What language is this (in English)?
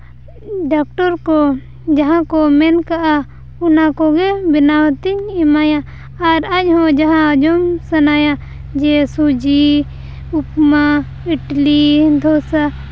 Santali